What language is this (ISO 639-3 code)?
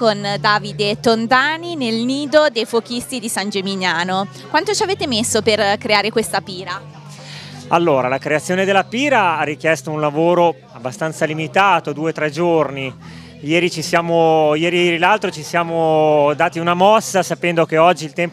ita